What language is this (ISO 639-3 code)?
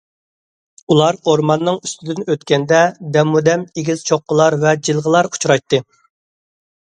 uig